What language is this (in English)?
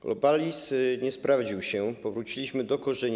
Polish